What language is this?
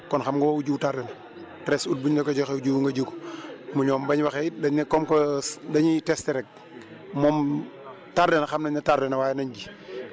Wolof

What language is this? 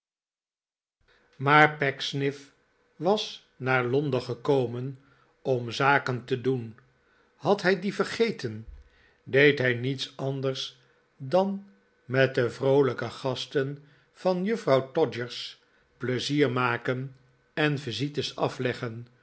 Dutch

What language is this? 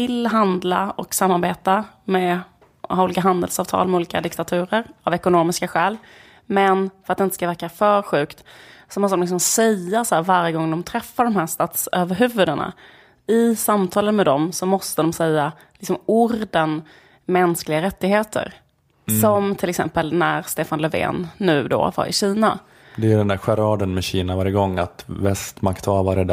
Swedish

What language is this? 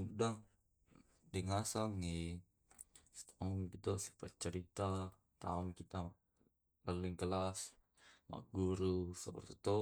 Tae'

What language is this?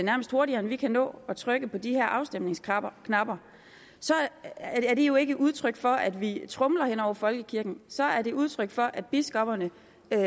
Danish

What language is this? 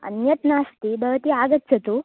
Sanskrit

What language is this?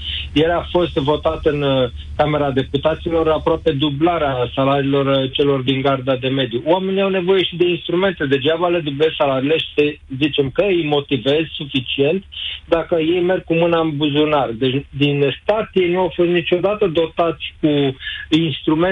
Romanian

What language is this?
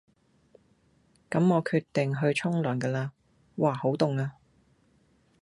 Cantonese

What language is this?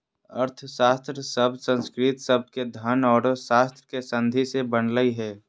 Magahi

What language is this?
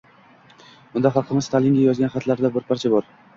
Uzbek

